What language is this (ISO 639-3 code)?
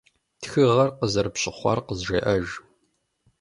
kbd